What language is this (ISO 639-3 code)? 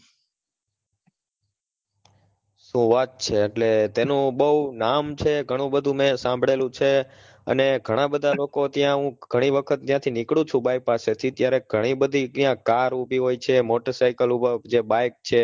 guj